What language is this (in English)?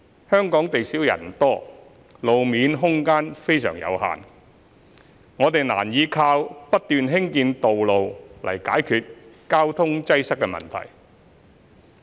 Cantonese